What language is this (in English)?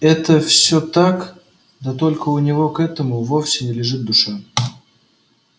Russian